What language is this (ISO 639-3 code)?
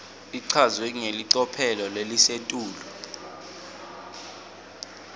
ssw